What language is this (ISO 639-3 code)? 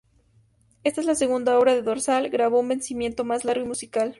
spa